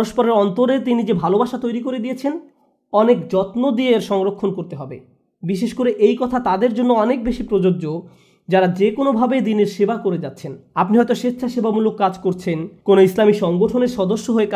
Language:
Bangla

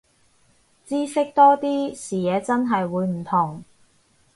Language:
Cantonese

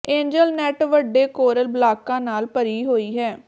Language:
Punjabi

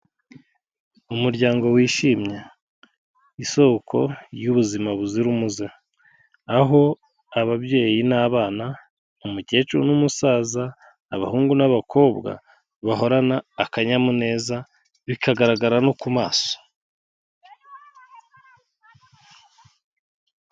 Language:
Kinyarwanda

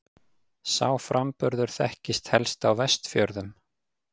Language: Icelandic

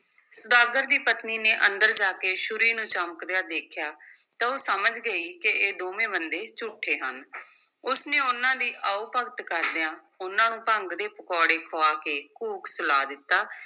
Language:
Punjabi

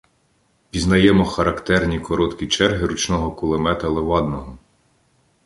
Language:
Ukrainian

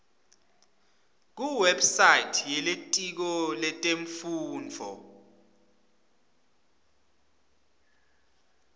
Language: Swati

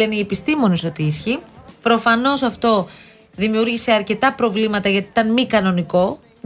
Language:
Greek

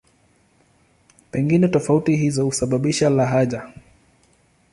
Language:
Swahili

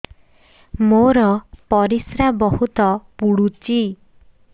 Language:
Odia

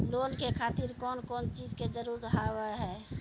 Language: Maithili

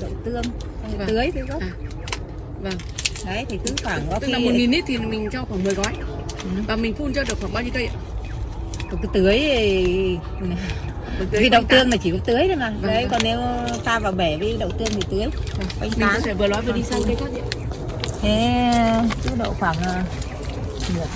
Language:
Vietnamese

